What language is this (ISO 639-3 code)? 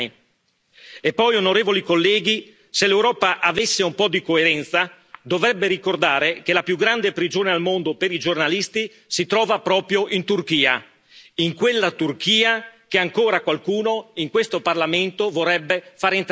ita